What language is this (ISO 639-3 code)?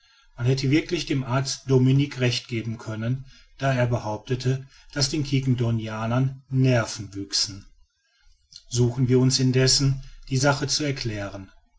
deu